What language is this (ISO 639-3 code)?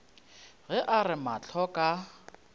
nso